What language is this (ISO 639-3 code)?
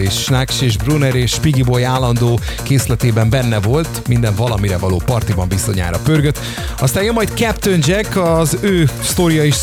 hun